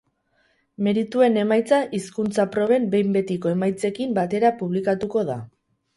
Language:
Basque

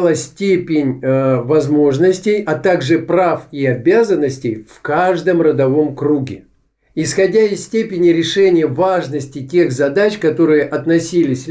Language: Russian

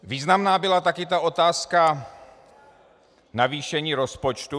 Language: Czech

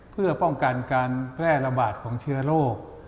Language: Thai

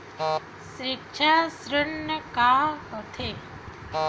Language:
Chhattisgarhi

